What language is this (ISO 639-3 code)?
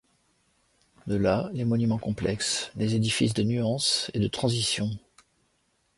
fra